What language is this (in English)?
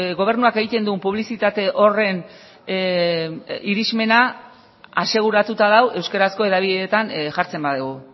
Basque